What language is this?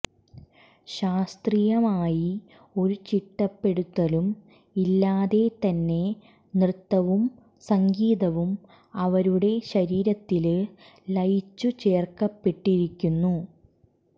Malayalam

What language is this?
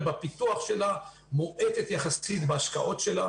Hebrew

